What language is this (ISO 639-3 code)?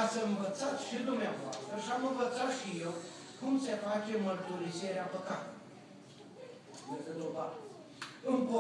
ron